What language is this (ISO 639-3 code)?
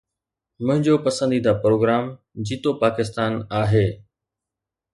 snd